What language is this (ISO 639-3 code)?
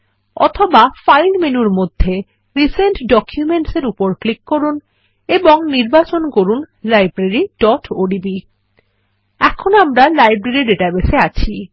ben